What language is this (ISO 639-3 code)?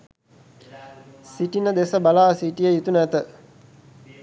sin